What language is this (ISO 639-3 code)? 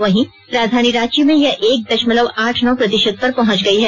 hin